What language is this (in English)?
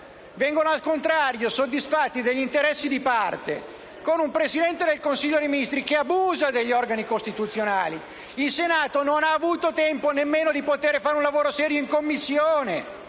Italian